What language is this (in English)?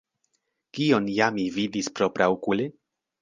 Esperanto